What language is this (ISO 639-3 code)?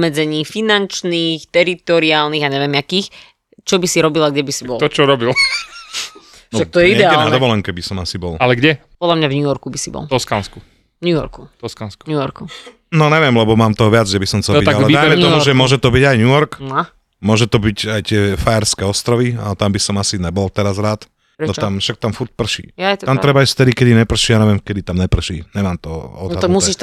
slk